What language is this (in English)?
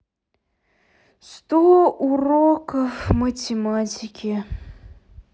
Russian